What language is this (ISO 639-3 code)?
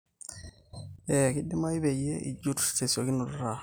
mas